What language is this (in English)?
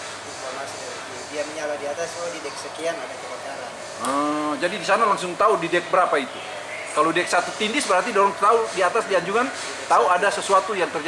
Indonesian